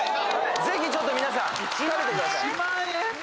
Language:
Japanese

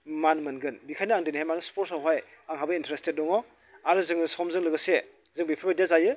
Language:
Bodo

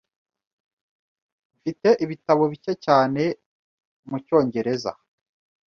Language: Kinyarwanda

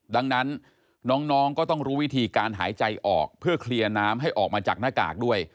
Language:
Thai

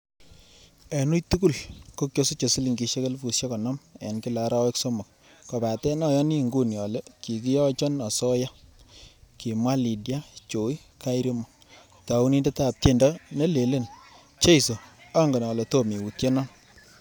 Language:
Kalenjin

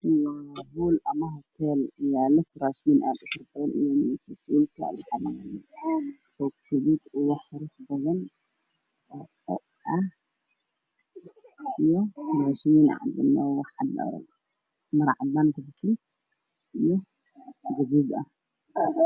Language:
Somali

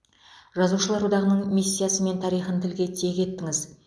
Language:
Kazakh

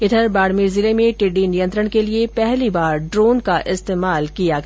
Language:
Hindi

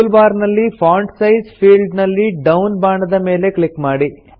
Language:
Kannada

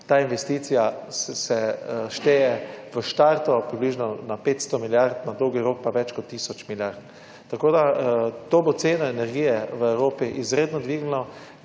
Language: Slovenian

